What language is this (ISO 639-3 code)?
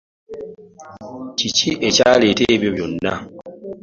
lug